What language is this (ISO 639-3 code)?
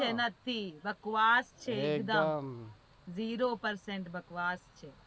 guj